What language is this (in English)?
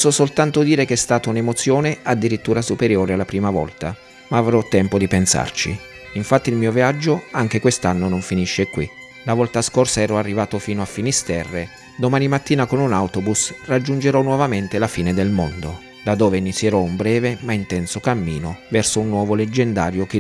Italian